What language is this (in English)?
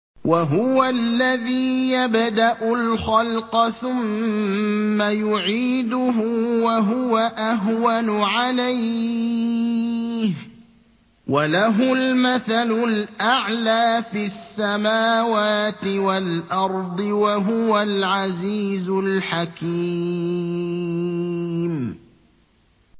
Arabic